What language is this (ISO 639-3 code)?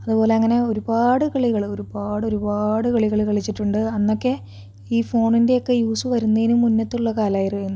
mal